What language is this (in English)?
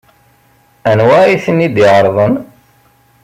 Kabyle